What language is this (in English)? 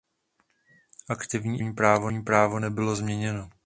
Czech